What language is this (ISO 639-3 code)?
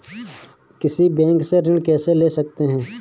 hin